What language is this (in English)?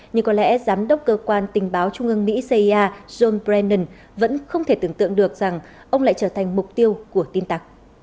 Vietnamese